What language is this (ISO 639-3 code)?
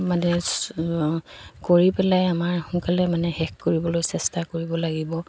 asm